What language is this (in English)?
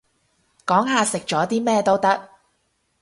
Cantonese